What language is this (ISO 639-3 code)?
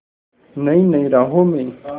hin